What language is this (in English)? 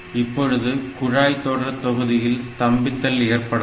Tamil